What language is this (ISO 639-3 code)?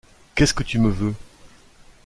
fra